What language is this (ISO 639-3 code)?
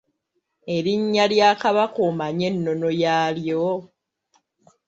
lug